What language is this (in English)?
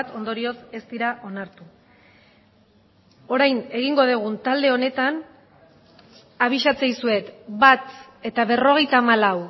Basque